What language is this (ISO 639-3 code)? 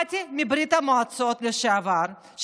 heb